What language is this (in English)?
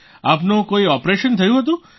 Gujarati